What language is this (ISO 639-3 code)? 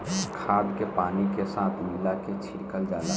bho